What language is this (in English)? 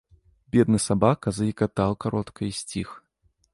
Belarusian